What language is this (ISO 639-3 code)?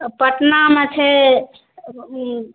mai